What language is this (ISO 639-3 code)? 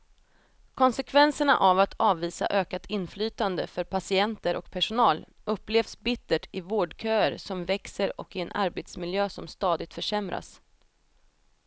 swe